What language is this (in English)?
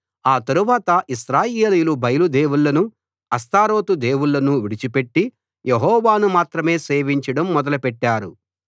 Telugu